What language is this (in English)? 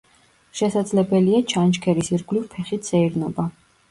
Georgian